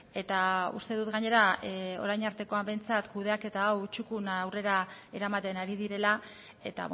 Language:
Basque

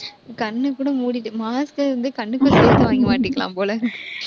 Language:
Tamil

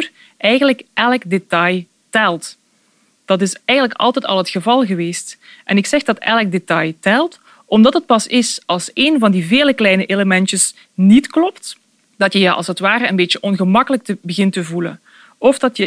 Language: Dutch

